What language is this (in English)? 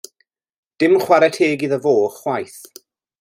Welsh